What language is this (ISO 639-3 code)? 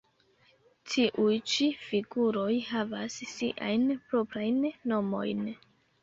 epo